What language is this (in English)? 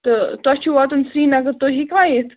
Kashmiri